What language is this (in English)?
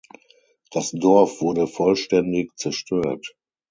German